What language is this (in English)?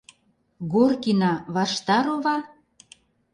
Mari